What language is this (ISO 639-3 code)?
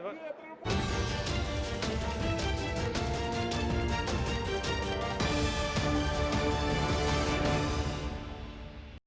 ukr